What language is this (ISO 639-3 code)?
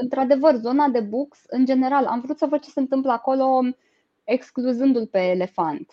ron